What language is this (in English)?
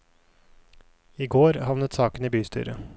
Norwegian